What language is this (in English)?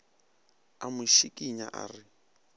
Northern Sotho